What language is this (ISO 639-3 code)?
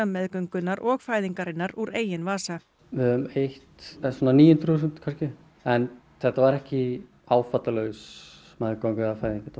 isl